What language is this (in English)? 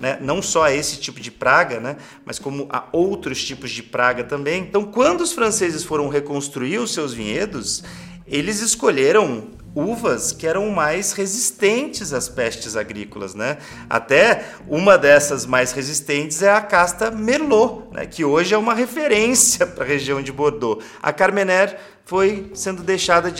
Portuguese